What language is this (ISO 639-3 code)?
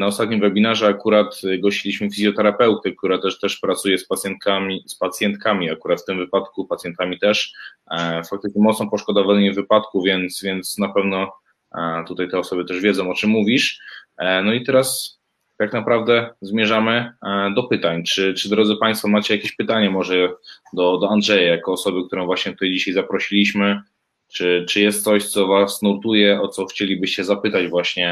pol